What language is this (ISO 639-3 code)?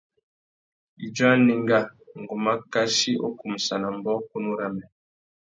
bag